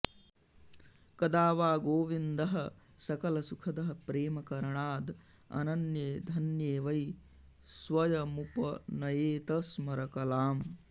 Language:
Sanskrit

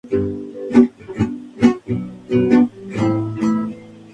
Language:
Spanish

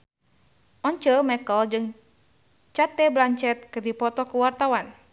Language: Sundanese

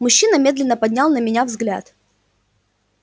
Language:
Russian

